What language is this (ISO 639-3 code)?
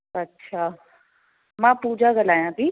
snd